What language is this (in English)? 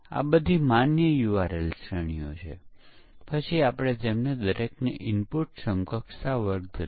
Gujarati